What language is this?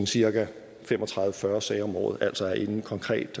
Danish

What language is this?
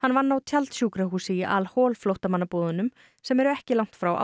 Icelandic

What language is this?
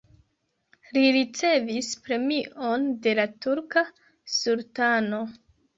Esperanto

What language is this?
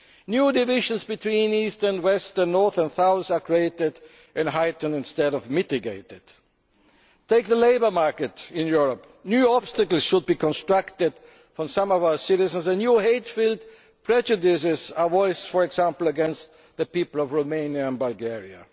English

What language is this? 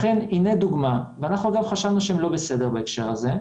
Hebrew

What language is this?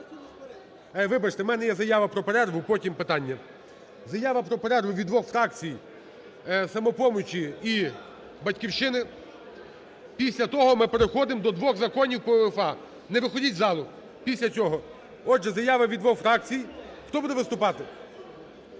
Ukrainian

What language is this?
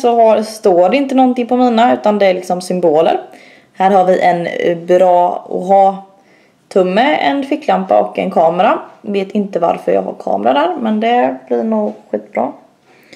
Swedish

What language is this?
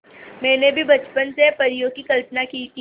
Hindi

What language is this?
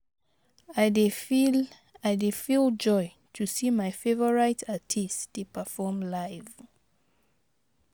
Nigerian Pidgin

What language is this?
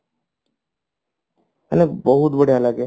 Odia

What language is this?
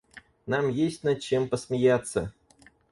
Russian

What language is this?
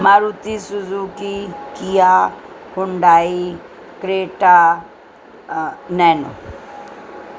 Urdu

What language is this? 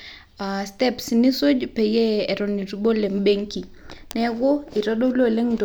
Masai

